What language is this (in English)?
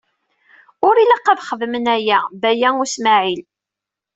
Kabyle